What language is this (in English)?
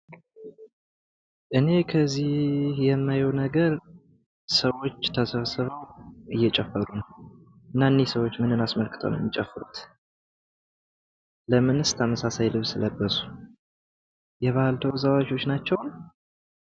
Amharic